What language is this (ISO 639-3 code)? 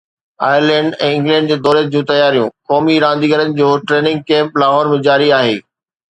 snd